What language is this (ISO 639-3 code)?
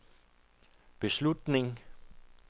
dan